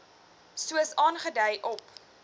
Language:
Afrikaans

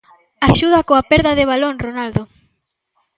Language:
Galician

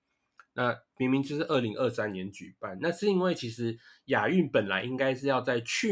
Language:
Chinese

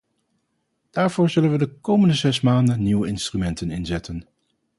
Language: Dutch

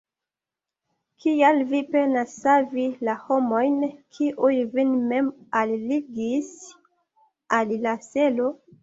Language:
Esperanto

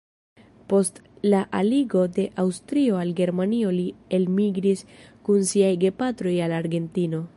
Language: Esperanto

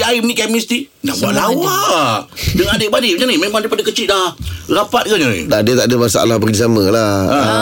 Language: Malay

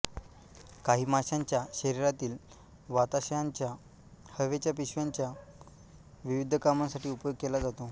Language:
Marathi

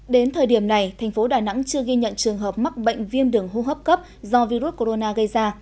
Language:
Vietnamese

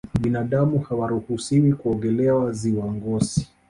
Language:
Swahili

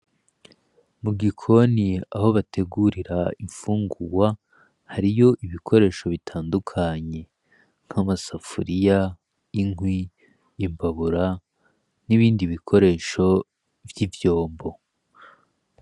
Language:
Rundi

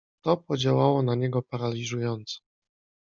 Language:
Polish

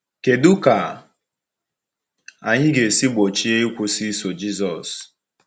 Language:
Igbo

